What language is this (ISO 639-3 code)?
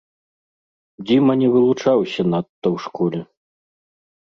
bel